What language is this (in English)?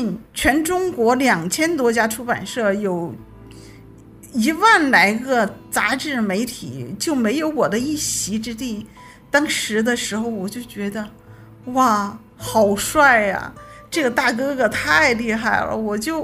Chinese